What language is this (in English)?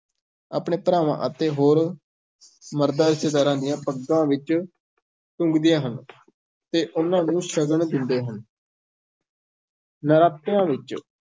Punjabi